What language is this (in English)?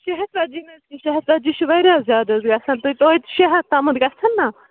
Kashmiri